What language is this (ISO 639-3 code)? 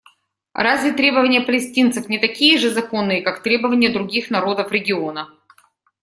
rus